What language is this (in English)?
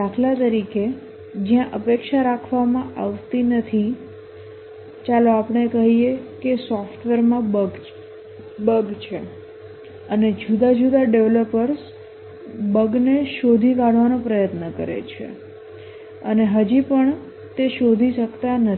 Gujarati